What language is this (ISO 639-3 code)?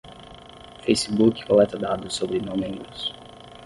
por